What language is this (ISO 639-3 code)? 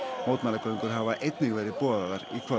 isl